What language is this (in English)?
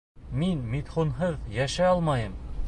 Bashkir